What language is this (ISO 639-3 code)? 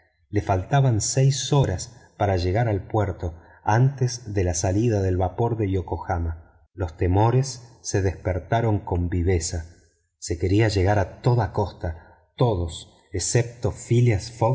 spa